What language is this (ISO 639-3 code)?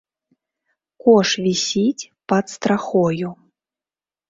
bel